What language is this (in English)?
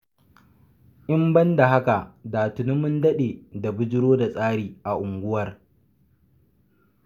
Hausa